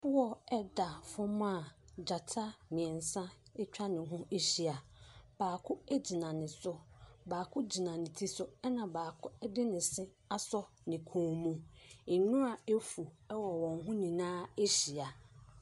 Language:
Akan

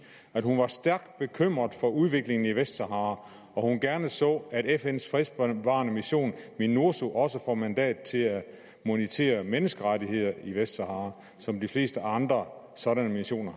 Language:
Danish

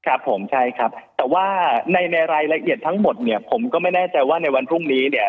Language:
Thai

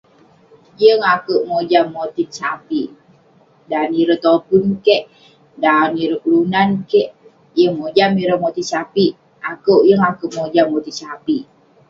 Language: Western Penan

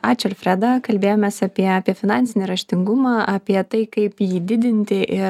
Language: Lithuanian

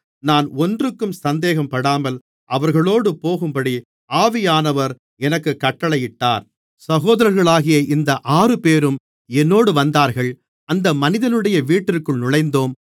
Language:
Tamil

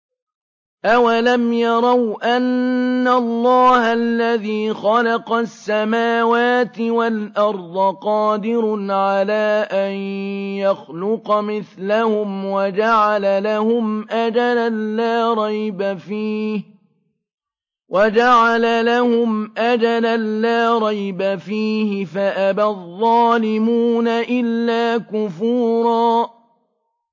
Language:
Arabic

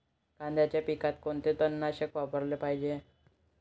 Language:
Marathi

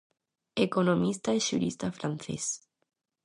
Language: Galician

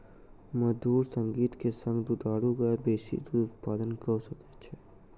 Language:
Maithili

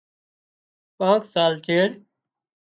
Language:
Wadiyara Koli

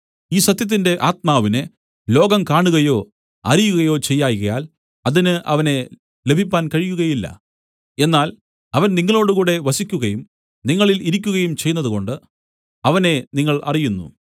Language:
Malayalam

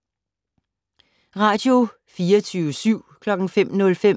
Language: Danish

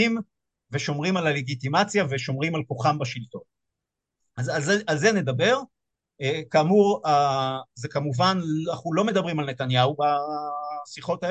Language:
Hebrew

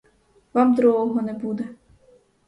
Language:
Ukrainian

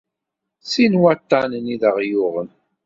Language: Kabyle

